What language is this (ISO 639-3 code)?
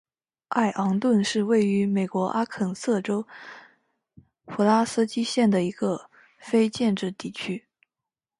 zho